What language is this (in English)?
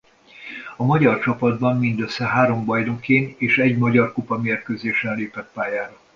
Hungarian